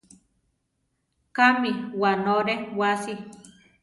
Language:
Central Tarahumara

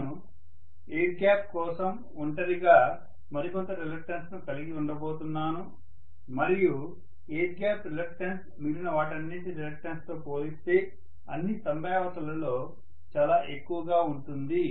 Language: Telugu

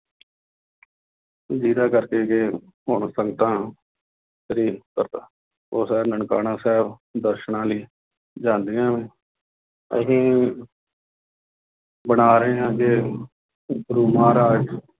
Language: Punjabi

